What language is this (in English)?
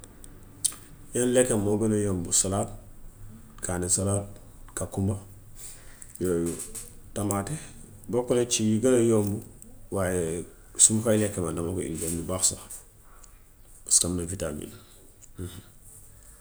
Gambian Wolof